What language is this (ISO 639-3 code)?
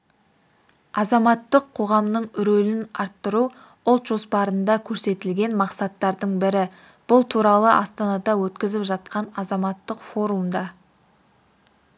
kaz